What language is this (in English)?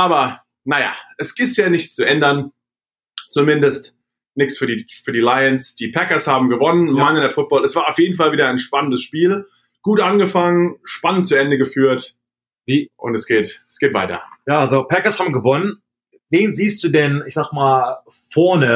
German